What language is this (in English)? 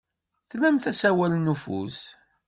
Kabyle